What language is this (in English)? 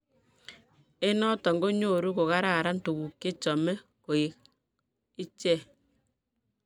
Kalenjin